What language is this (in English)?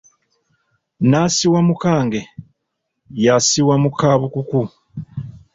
Ganda